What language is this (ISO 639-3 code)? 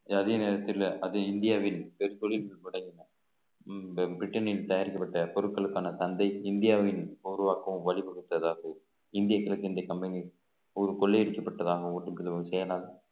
tam